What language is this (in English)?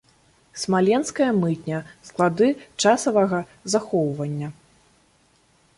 Belarusian